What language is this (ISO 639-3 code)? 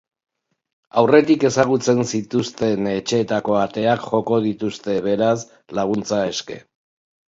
eus